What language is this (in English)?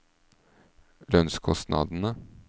Norwegian